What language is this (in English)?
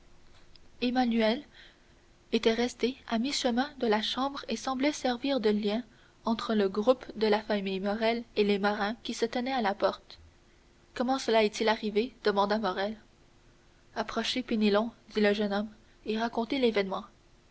French